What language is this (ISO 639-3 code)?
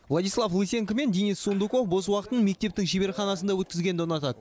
kaz